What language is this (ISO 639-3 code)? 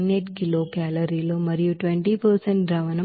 tel